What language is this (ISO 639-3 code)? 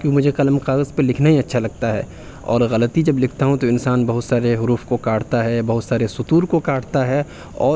urd